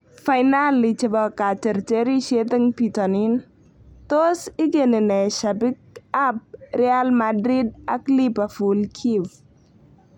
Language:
Kalenjin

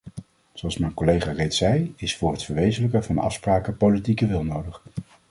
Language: Dutch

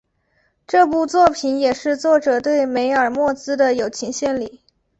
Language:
Chinese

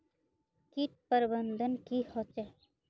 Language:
Magahi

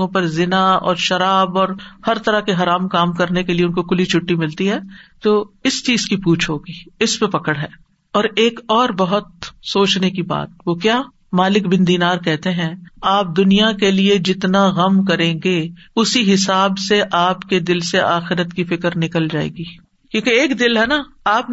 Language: Urdu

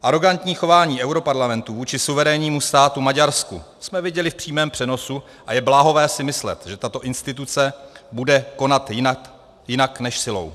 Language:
Czech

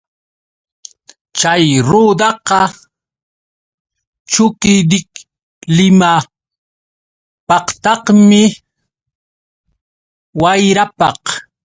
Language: Yauyos Quechua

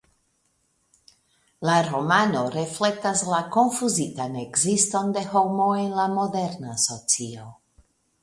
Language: Esperanto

